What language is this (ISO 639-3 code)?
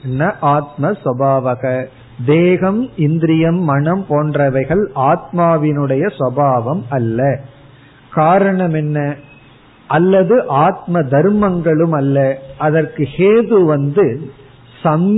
tam